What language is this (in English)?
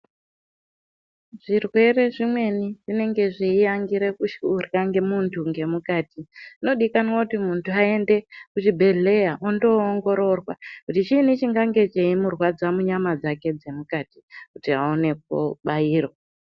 Ndau